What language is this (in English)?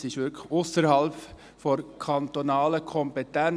Swiss German